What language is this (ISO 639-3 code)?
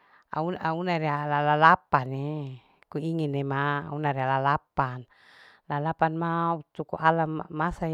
alo